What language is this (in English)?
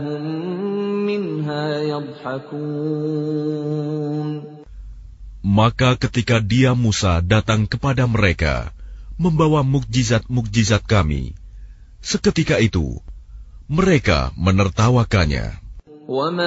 Arabic